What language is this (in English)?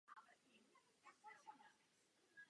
Czech